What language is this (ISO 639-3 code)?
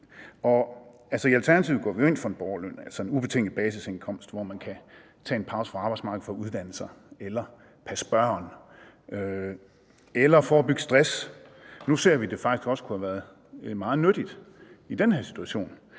dan